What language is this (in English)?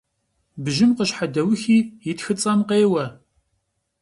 Kabardian